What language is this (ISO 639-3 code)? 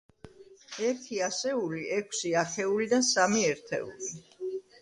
kat